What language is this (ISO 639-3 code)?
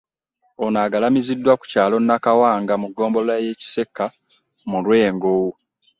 lug